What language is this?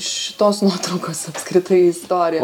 Lithuanian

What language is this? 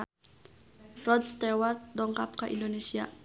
Sundanese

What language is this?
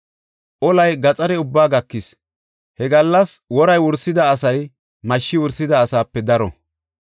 Gofa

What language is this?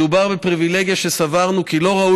Hebrew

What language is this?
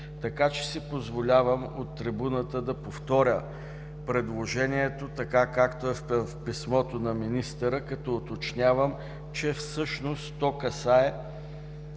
Bulgarian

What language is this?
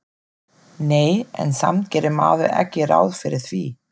Icelandic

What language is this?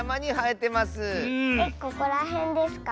Japanese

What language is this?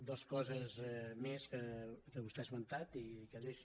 Catalan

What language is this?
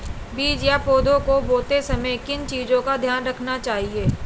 Hindi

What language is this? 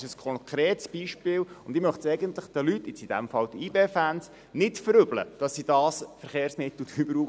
Swiss German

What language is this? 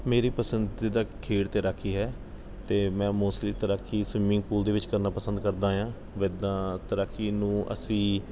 Punjabi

